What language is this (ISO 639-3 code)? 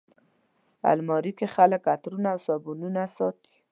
pus